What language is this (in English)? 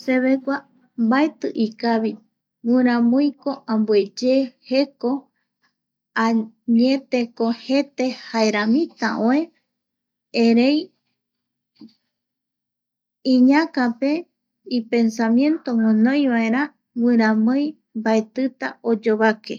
Eastern Bolivian Guaraní